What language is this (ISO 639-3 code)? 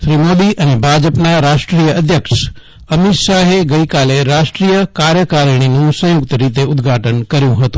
guj